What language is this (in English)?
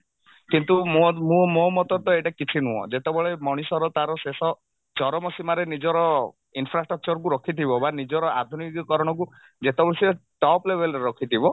Odia